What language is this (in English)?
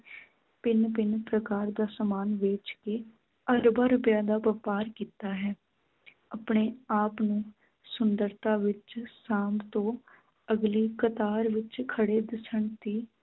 Punjabi